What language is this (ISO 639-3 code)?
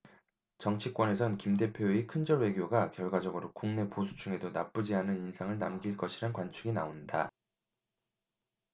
kor